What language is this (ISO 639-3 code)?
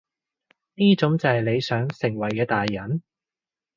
yue